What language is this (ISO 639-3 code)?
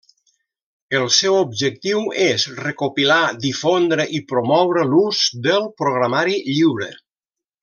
cat